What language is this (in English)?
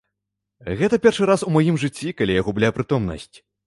Belarusian